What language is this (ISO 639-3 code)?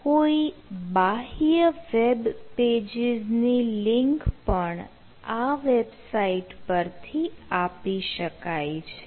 guj